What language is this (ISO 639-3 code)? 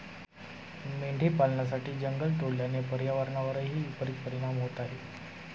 mar